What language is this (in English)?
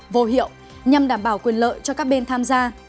Vietnamese